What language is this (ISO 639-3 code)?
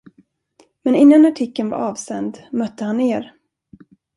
swe